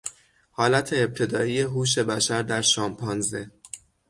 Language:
Persian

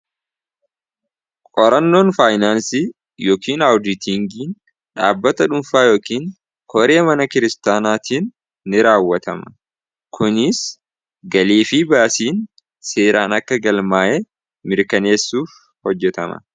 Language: Oromo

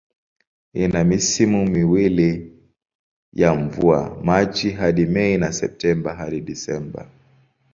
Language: Swahili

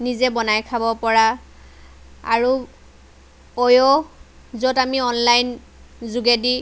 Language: Assamese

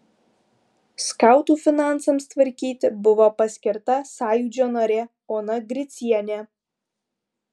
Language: Lithuanian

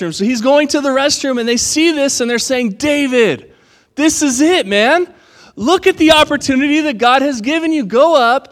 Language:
English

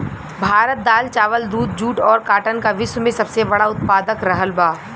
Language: Bhojpuri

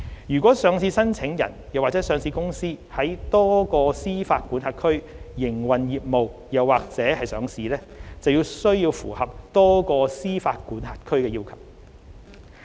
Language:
Cantonese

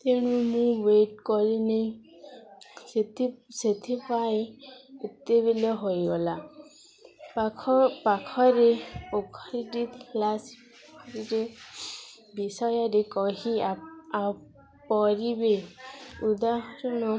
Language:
Odia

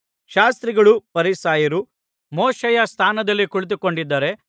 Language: Kannada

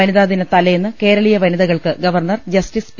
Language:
Malayalam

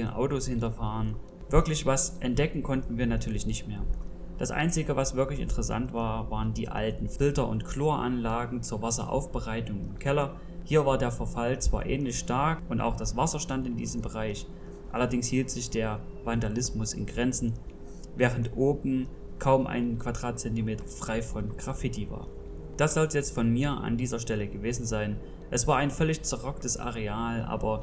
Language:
German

